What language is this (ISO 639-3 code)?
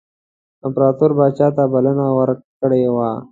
pus